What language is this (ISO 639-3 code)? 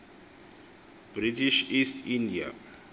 xho